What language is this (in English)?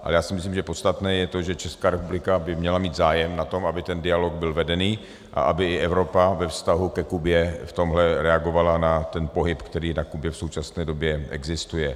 Czech